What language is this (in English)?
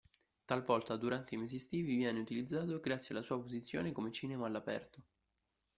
Italian